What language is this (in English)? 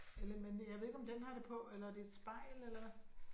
Danish